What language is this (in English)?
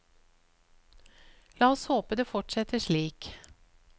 Norwegian